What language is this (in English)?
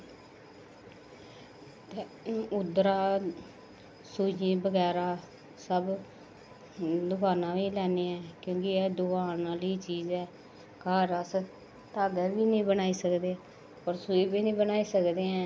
Dogri